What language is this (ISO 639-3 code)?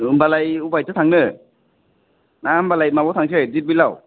brx